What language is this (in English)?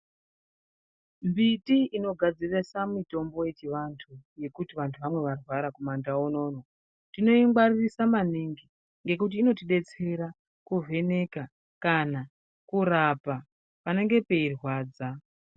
Ndau